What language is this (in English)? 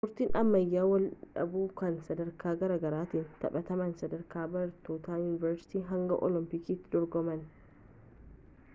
Oromo